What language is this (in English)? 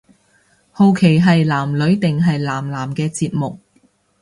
Cantonese